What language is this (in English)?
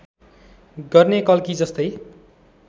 Nepali